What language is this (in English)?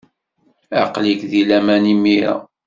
Kabyle